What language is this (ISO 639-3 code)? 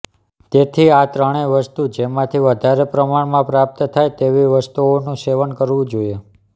guj